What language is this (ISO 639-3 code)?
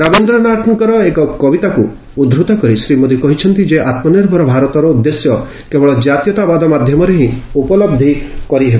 ori